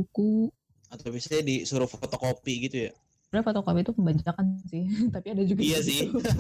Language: Indonesian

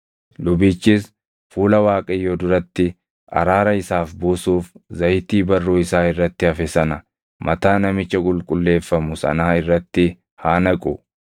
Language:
Oromo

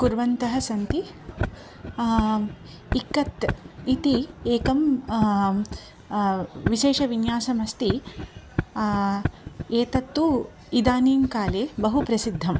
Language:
Sanskrit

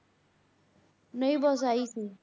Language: Punjabi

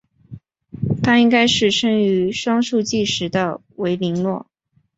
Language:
Chinese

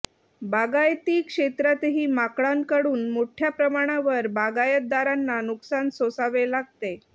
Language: Marathi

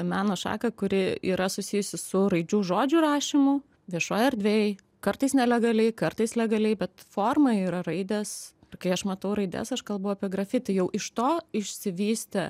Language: Lithuanian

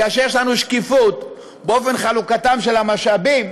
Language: Hebrew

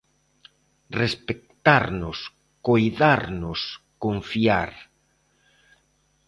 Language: Galician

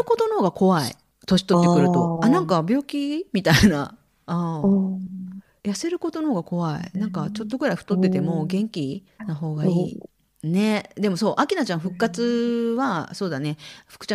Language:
Japanese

